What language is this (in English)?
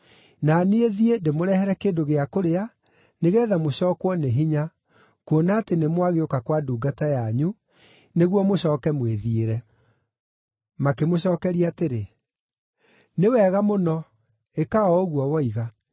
Kikuyu